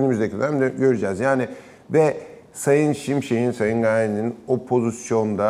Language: Turkish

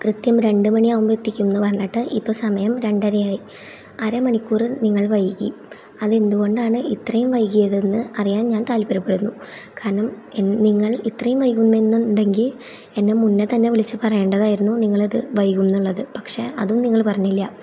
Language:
Malayalam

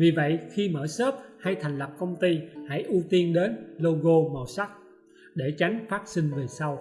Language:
Vietnamese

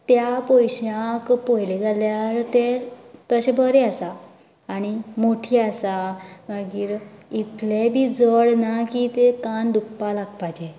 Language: Konkani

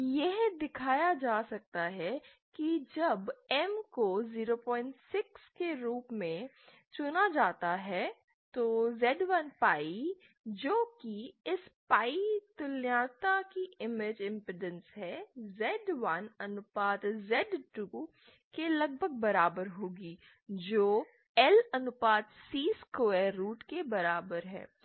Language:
Hindi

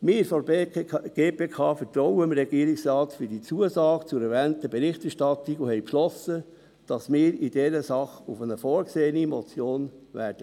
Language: Swiss German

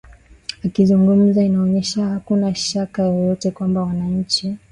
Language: Swahili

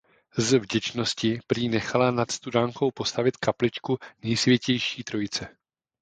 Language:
Czech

